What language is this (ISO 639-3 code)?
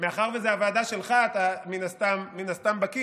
heb